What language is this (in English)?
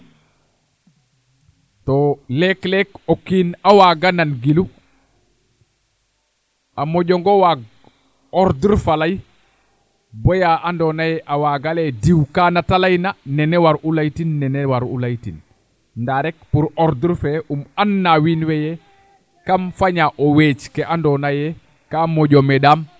Serer